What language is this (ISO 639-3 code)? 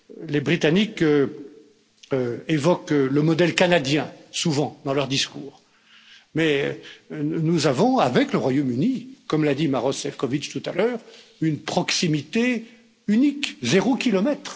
fra